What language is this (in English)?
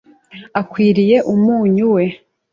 Kinyarwanda